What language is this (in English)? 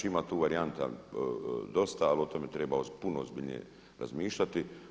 Croatian